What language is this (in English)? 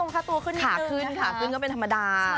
Thai